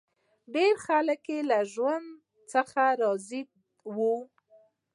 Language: Pashto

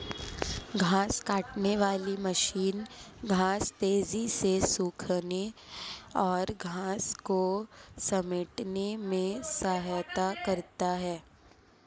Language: Hindi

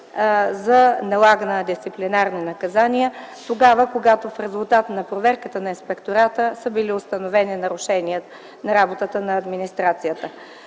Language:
Bulgarian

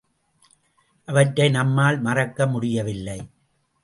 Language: Tamil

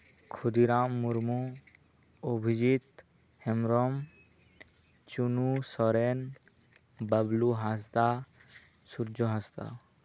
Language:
Santali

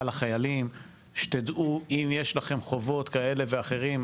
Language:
Hebrew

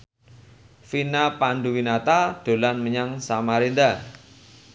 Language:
Javanese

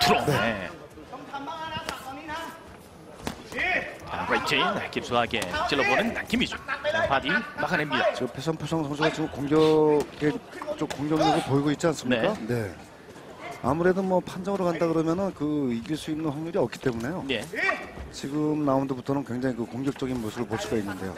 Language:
Korean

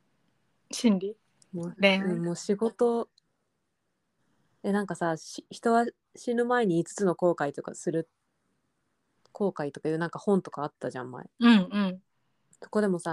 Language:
Japanese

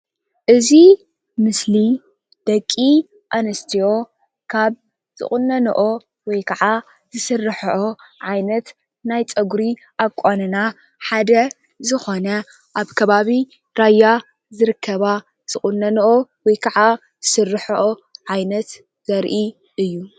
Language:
Tigrinya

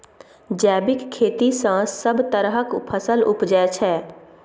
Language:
Maithili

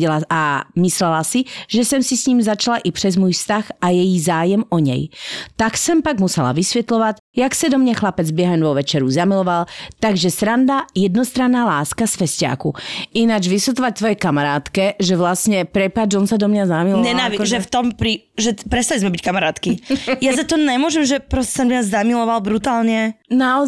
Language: Slovak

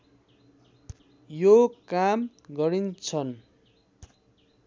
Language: Nepali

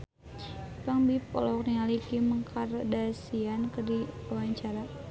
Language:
Sundanese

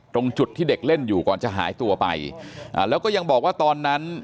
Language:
Thai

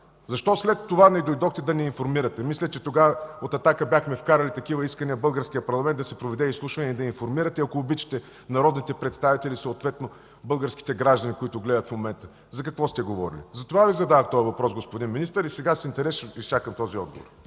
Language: Bulgarian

